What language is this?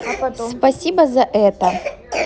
Russian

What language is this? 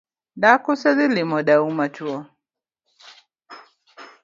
Luo (Kenya and Tanzania)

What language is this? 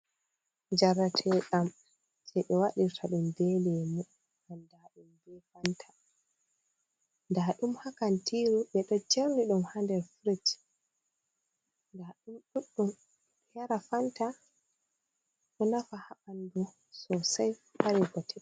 Fula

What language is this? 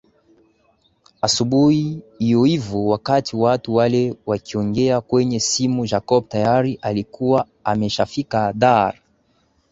Swahili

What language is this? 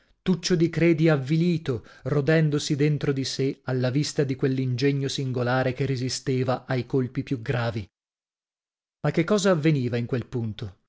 Italian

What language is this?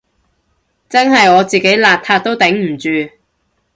Cantonese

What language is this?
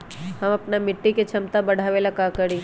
Magahi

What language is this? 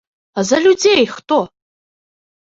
Belarusian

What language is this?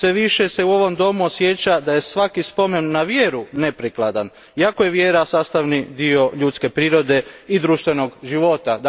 Croatian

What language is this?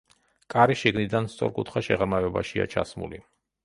Georgian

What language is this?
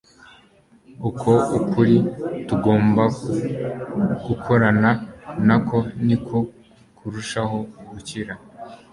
Kinyarwanda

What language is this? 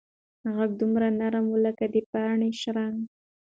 Pashto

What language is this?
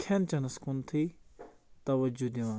Kashmiri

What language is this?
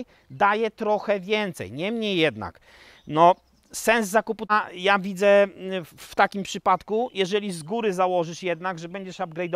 Polish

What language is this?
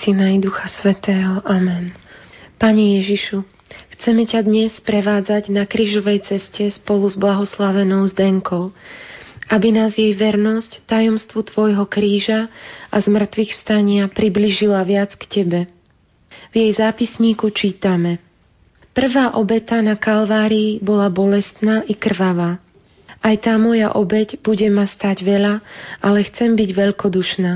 Slovak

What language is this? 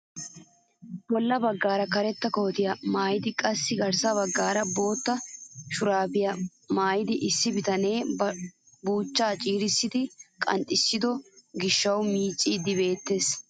Wolaytta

